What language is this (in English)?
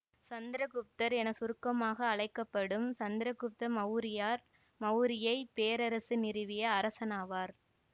Tamil